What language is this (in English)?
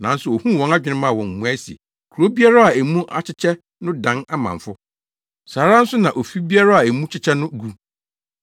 Akan